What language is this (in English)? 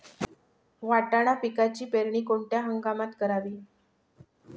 Marathi